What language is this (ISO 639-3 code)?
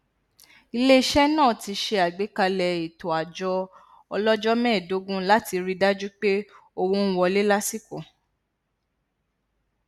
yor